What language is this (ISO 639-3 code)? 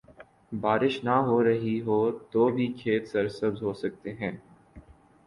urd